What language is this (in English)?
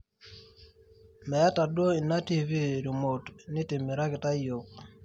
Masai